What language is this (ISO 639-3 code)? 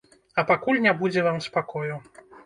bel